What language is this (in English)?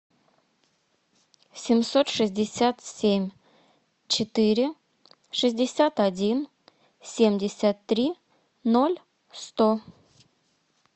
Russian